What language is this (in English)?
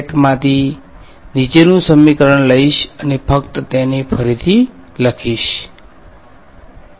Gujarati